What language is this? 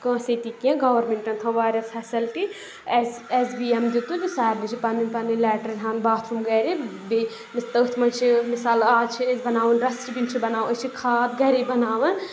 Kashmiri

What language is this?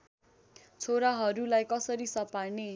Nepali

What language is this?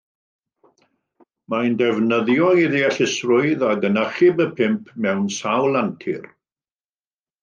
Welsh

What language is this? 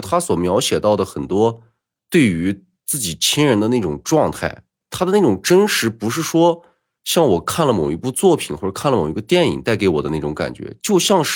Chinese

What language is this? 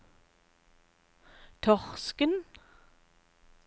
Norwegian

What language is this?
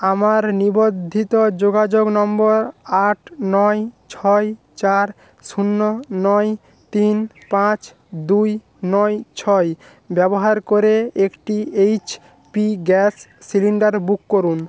Bangla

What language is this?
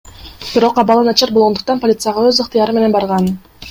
Kyrgyz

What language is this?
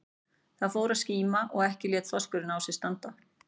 Icelandic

